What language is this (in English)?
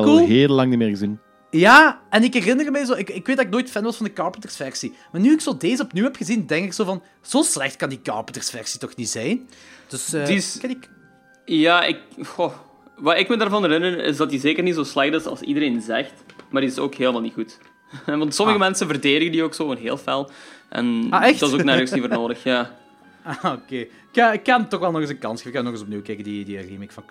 Dutch